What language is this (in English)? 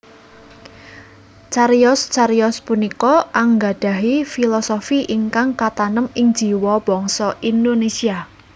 Javanese